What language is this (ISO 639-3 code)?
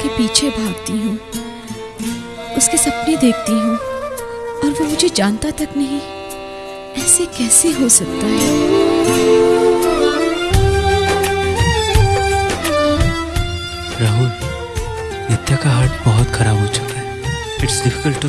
hin